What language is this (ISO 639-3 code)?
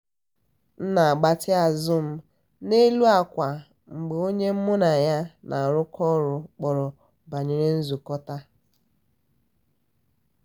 ibo